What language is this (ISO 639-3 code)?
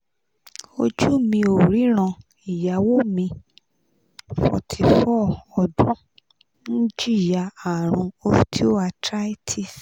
yor